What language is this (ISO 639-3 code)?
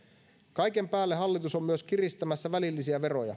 fin